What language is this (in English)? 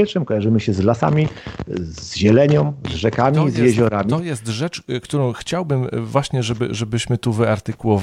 Polish